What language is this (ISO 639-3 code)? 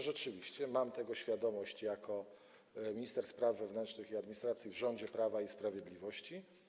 pol